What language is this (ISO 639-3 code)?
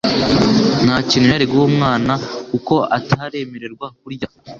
kin